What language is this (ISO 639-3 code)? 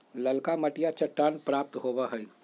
mag